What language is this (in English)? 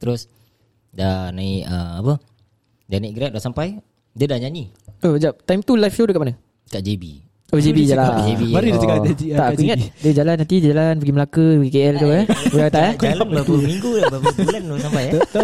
Malay